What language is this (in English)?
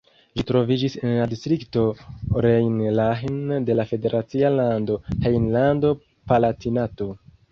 Esperanto